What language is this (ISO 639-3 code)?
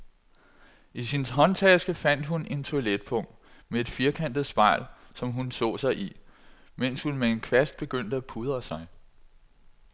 dan